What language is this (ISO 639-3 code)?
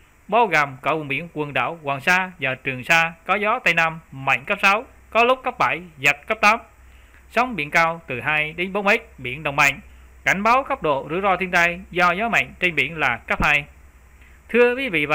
vie